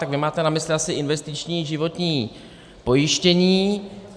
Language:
Czech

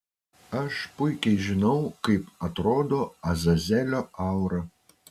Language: Lithuanian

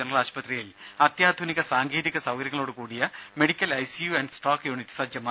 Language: Malayalam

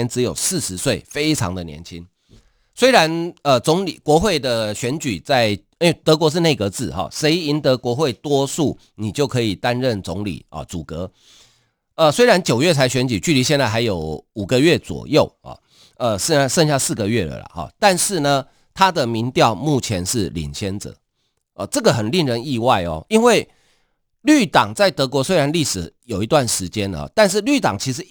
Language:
Chinese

